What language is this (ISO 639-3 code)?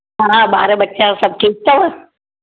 snd